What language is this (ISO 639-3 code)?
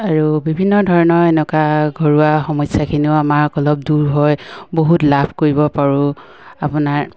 asm